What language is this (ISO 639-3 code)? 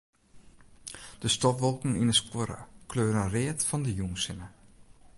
fry